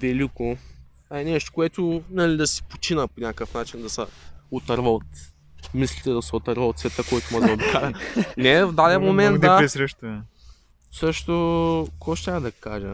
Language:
Bulgarian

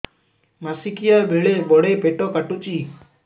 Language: Odia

